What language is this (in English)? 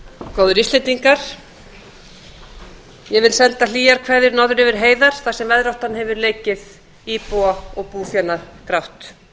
Icelandic